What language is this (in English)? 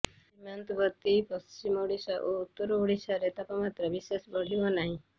Odia